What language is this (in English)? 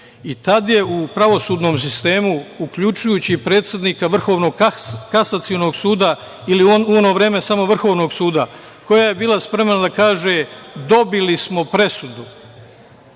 Serbian